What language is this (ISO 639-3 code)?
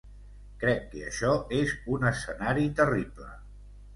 cat